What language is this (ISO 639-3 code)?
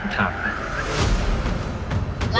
tha